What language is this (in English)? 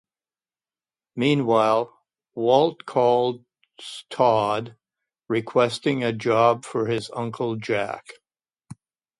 English